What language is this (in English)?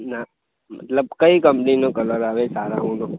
Gujarati